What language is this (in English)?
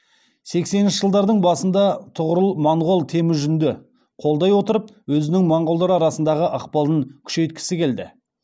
Kazakh